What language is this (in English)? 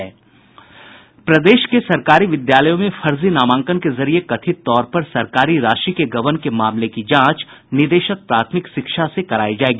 Hindi